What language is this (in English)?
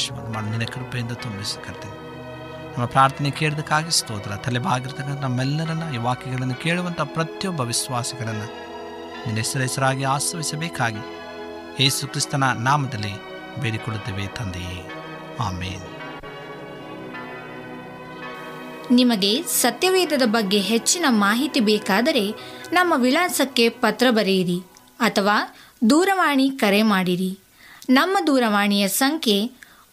Kannada